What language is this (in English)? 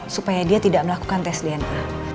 Indonesian